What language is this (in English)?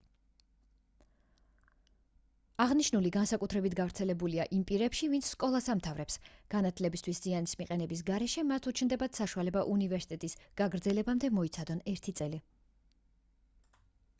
Georgian